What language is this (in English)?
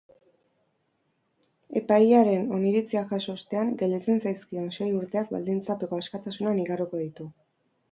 Basque